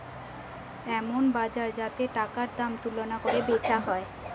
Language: Bangla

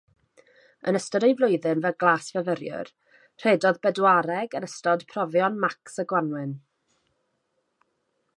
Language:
Welsh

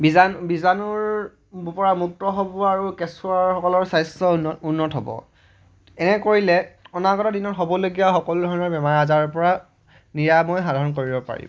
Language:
Assamese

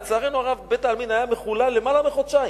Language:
Hebrew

